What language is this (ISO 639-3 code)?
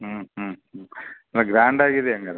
kan